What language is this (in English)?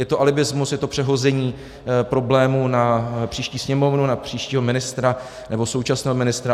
Czech